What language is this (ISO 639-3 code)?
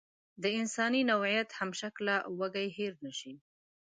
pus